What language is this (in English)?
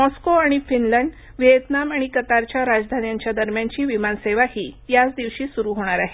Marathi